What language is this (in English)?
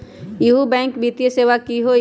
Magahi